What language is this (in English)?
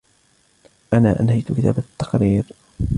Arabic